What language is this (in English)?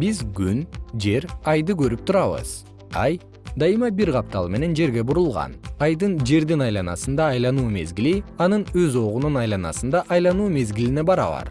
Kyrgyz